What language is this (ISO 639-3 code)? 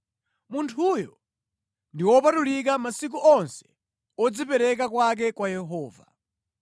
nya